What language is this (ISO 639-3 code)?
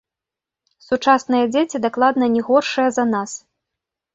bel